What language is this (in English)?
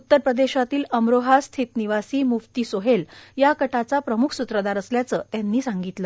Marathi